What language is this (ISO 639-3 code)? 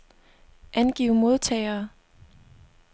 dan